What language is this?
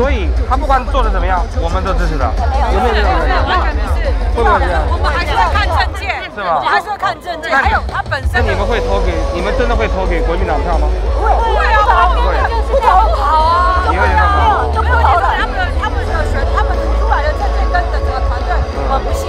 Chinese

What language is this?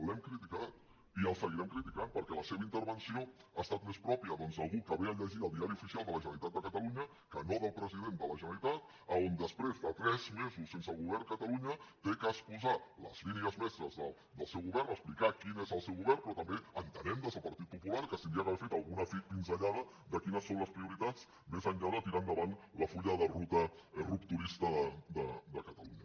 Catalan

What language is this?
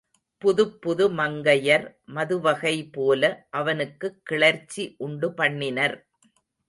Tamil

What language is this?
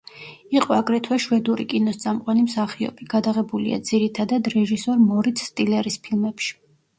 Georgian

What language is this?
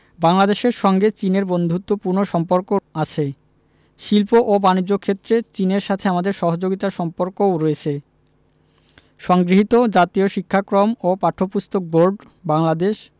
Bangla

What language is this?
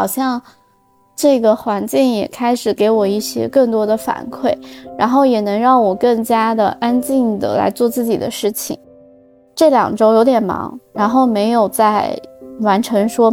Chinese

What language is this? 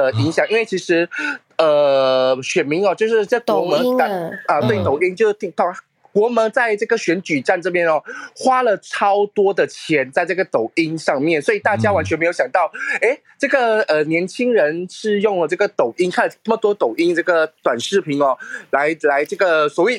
Chinese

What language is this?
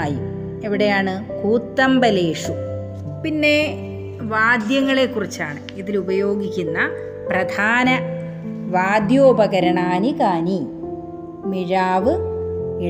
Malayalam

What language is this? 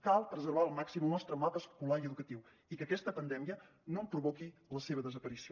Catalan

